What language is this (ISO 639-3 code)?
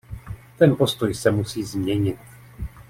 ces